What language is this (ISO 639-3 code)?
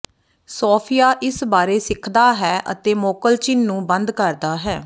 pan